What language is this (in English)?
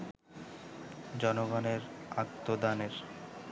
Bangla